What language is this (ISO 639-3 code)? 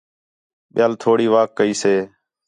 xhe